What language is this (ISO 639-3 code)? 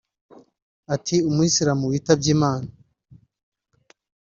kin